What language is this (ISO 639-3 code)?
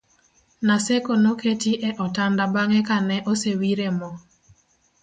luo